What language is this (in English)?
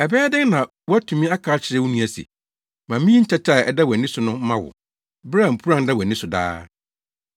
Akan